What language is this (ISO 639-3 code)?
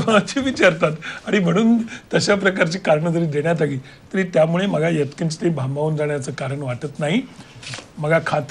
hin